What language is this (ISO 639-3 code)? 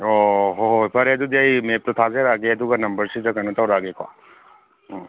mni